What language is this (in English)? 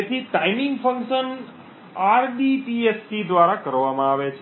Gujarati